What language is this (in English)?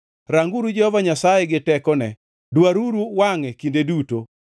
Luo (Kenya and Tanzania)